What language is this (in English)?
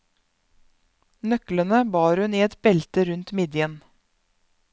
Norwegian